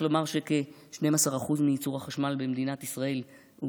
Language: Hebrew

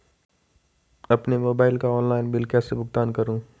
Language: Hindi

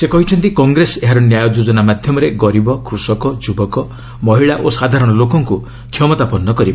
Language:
Odia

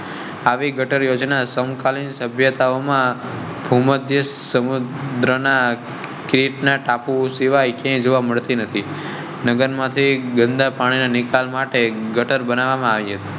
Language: Gujarati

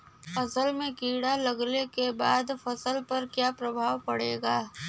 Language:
Bhojpuri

